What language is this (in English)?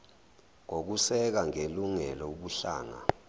Zulu